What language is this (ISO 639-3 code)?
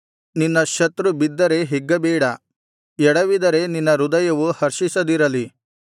kan